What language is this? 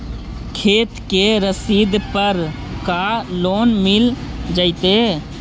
Magahi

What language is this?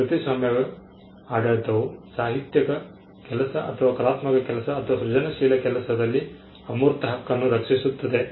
Kannada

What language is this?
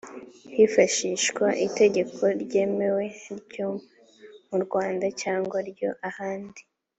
Kinyarwanda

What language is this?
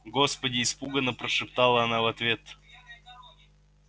Russian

